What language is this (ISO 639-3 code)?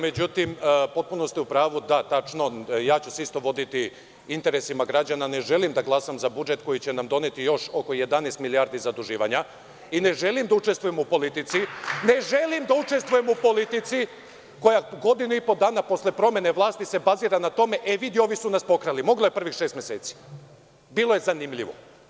srp